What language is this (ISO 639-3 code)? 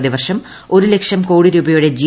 mal